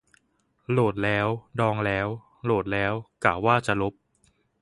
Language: Thai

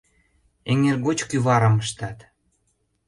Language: Mari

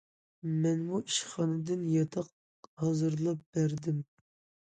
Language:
Uyghur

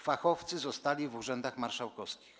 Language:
Polish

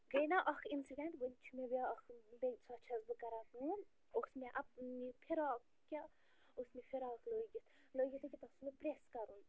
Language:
Kashmiri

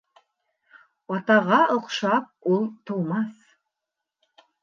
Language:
Bashkir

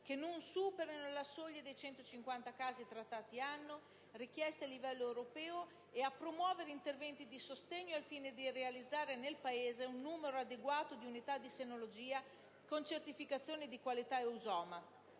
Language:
Italian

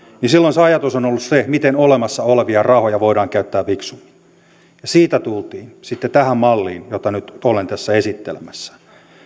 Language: Finnish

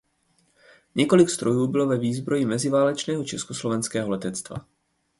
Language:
Czech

